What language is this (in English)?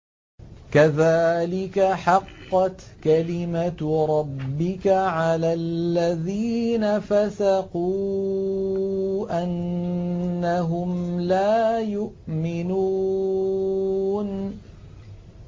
Arabic